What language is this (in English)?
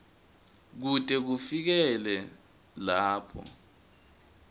Swati